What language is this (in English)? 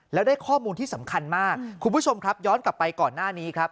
Thai